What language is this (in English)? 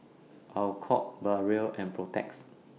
English